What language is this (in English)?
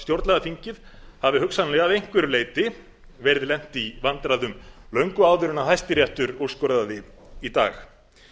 Icelandic